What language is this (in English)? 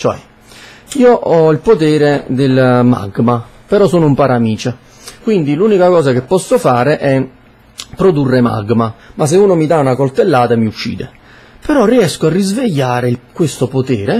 Italian